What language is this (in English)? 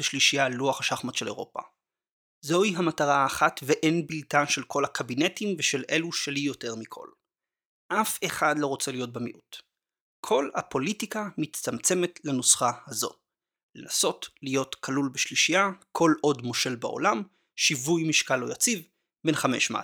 Hebrew